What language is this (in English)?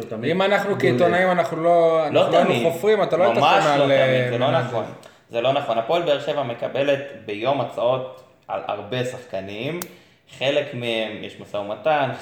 Hebrew